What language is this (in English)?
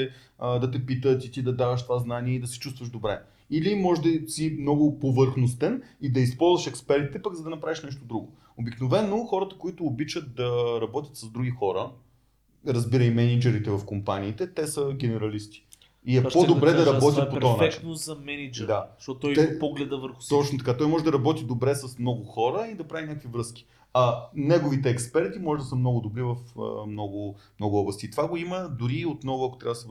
Bulgarian